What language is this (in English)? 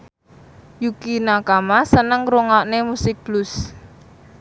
Javanese